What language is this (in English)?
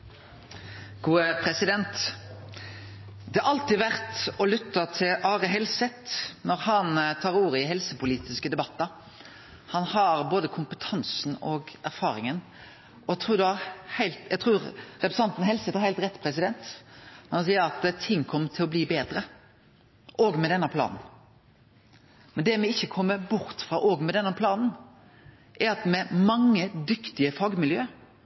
Norwegian